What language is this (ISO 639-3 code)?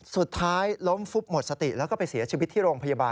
tha